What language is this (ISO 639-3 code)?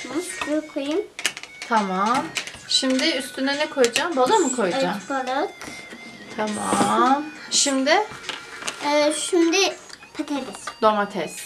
tur